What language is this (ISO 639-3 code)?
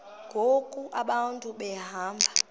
xho